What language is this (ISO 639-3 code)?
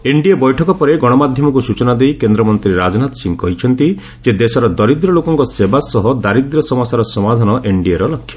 ori